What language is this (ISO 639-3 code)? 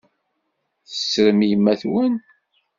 kab